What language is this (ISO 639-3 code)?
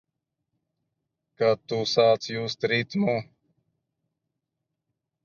lav